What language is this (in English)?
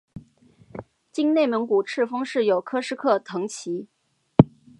Chinese